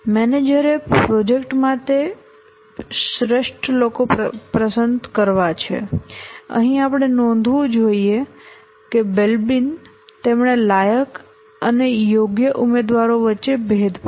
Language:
Gujarati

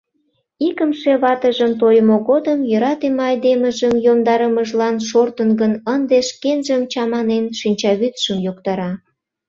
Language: Mari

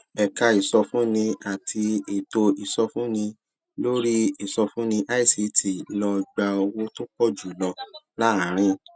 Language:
Yoruba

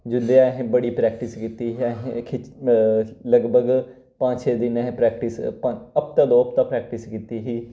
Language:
Dogri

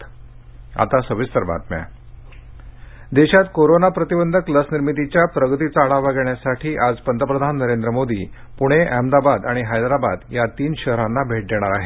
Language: Marathi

